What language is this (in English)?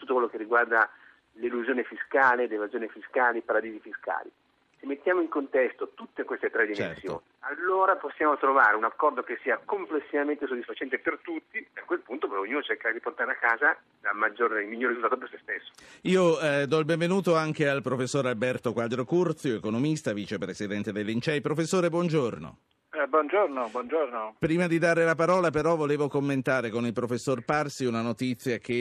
Italian